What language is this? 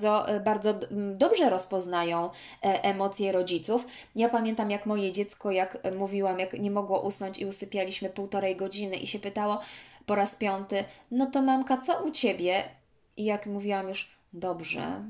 Polish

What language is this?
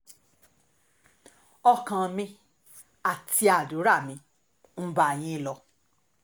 Yoruba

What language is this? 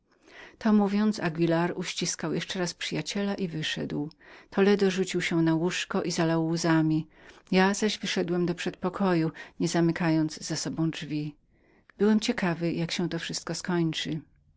Polish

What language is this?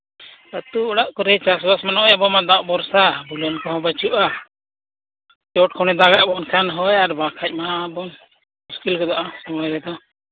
Santali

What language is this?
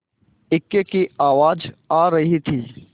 Hindi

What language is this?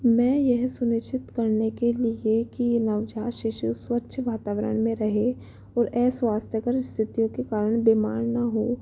Hindi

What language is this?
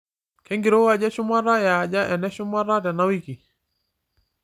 Masai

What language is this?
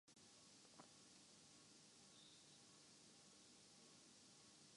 Urdu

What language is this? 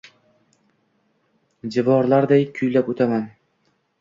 Uzbek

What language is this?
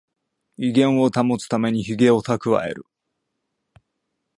Japanese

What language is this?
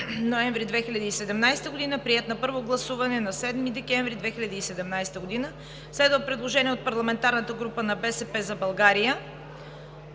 Bulgarian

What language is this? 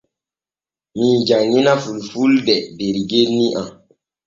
Borgu Fulfulde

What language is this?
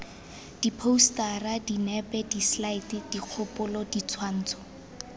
Tswana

